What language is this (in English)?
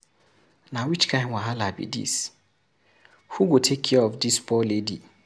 Nigerian Pidgin